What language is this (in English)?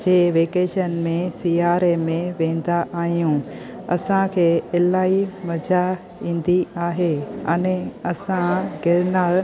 Sindhi